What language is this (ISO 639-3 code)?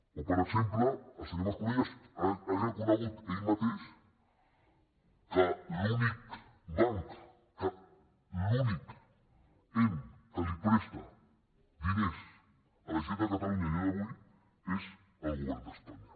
cat